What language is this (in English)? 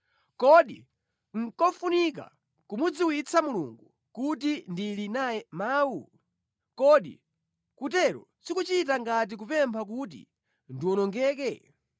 Nyanja